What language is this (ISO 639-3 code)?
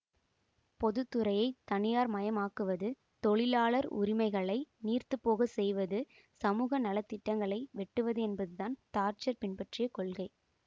tam